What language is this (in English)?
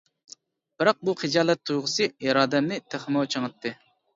Uyghur